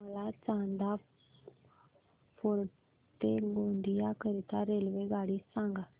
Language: Marathi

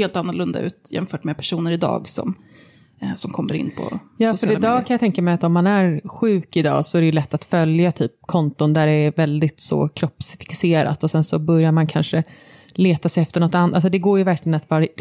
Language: Swedish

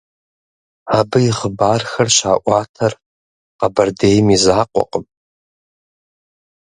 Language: Kabardian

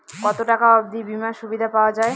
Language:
Bangla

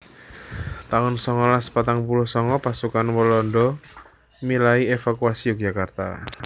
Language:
Javanese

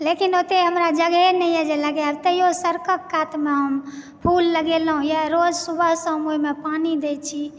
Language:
Maithili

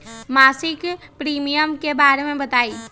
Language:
Magahi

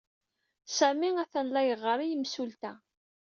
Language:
Kabyle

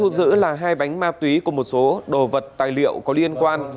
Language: Vietnamese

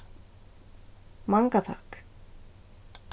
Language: Faroese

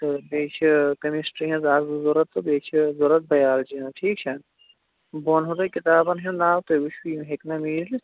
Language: Kashmiri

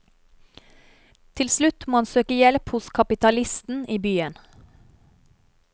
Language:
Norwegian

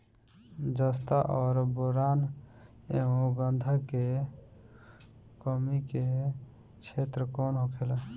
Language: Bhojpuri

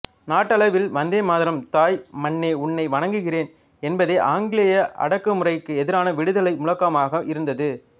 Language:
Tamil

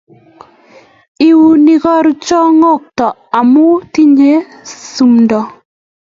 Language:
Kalenjin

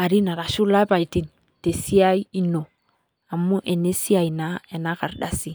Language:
Masai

